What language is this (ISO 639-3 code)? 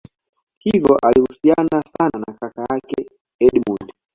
swa